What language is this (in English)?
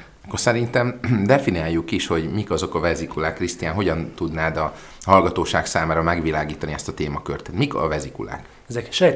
Hungarian